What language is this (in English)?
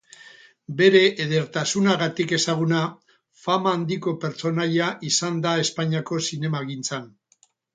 Basque